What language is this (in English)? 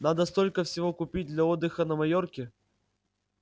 Russian